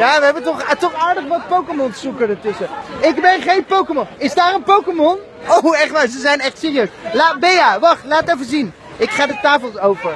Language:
Dutch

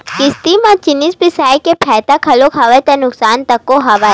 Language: Chhattisgarhi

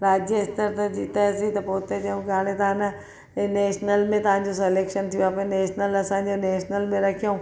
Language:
Sindhi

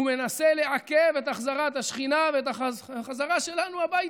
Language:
Hebrew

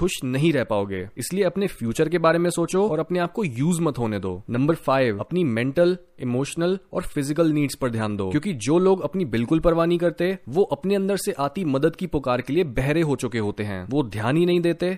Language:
Hindi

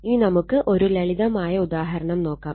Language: Malayalam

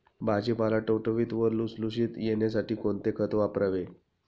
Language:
Marathi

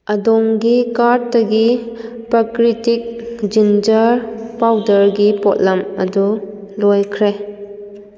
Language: Manipuri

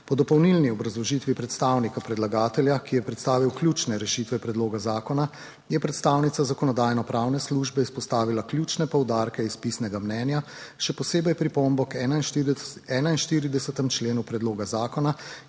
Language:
Slovenian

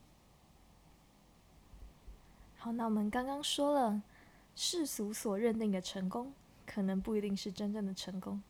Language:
Chinese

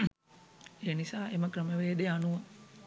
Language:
Sinhala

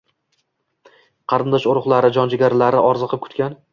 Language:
Uzbek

